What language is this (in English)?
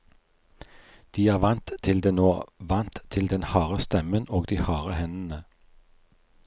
Norwegian